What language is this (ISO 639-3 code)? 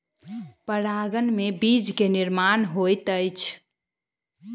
mai